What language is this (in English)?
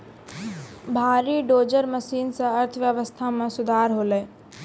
Maithili